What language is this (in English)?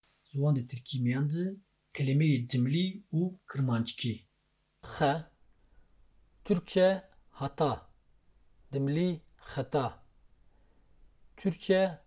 Turkish